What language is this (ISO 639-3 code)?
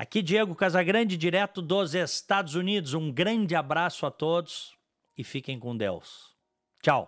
por